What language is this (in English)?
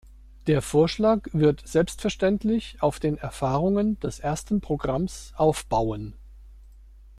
German